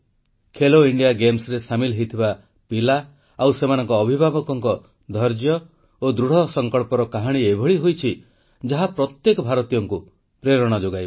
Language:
Odia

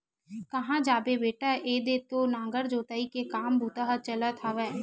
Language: Chhattisgarhi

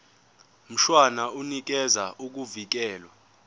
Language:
Zulu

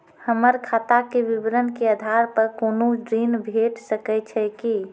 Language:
Maithili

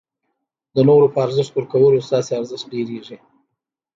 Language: Pashto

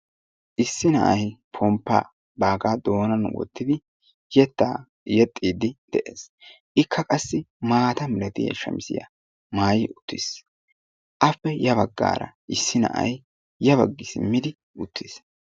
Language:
Wolaytta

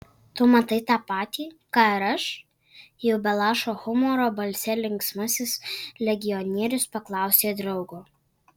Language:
Lithuanian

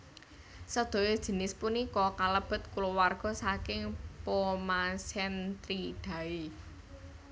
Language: Javanese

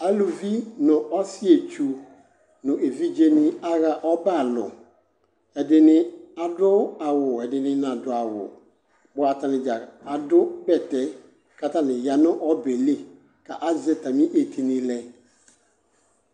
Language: Ikposo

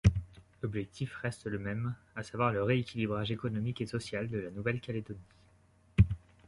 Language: French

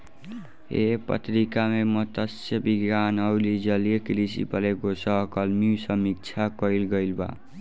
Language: Bhojpuri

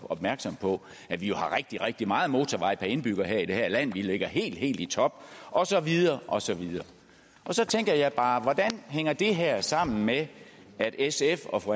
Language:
Danish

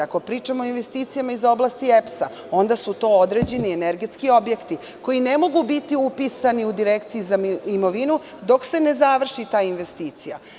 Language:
Serbian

